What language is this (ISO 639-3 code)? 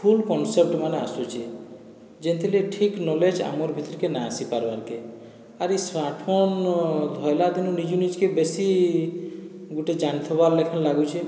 ori